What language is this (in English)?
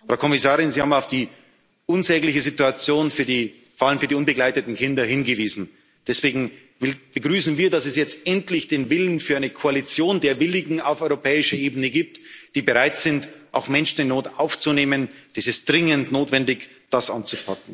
German